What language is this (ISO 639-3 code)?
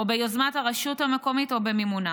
heb